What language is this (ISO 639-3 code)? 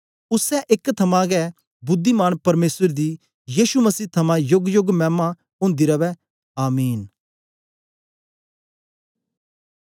doi